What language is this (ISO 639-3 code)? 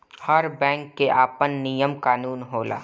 bho